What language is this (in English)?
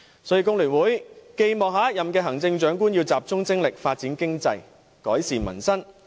Cantonese